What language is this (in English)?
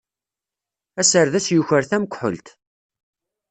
Kabyle